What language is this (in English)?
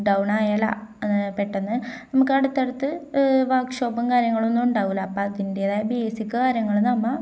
Malayalam